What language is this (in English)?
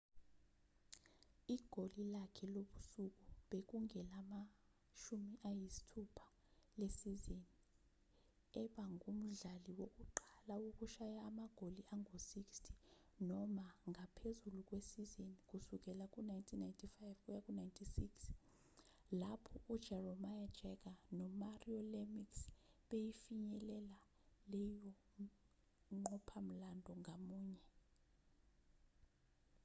Zulu